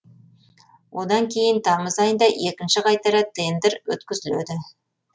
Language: Kazakh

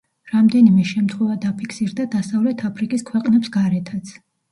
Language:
Georgian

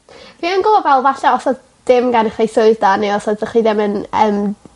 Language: Welsh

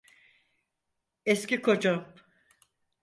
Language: Turkish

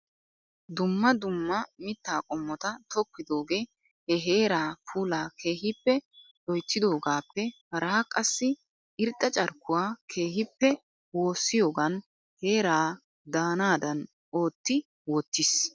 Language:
Wolaytta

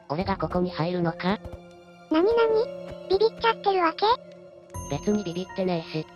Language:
Japanese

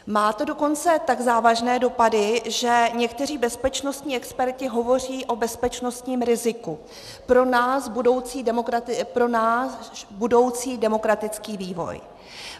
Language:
Czech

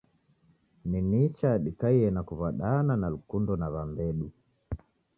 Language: Taita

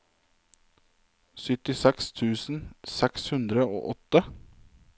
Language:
Norwegian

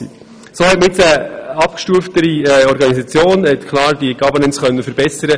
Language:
Swiss German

